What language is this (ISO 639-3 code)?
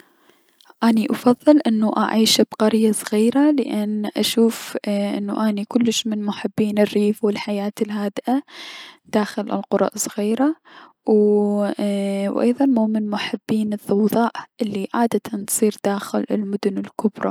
acm